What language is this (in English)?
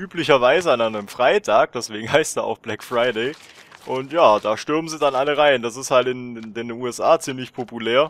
German